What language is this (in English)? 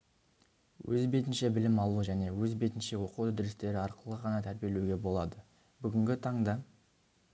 Kazakh